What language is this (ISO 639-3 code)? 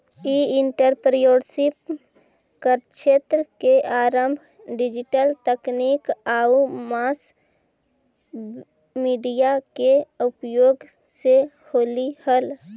mag